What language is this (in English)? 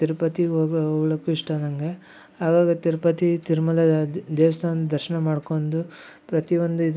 Kannada